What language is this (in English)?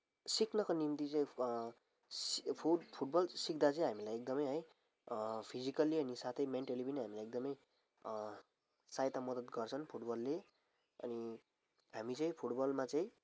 Nepali